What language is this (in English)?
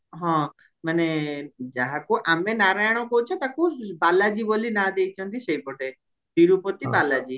Odia